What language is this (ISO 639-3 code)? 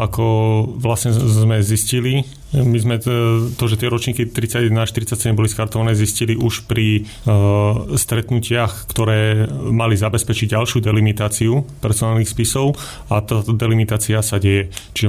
slk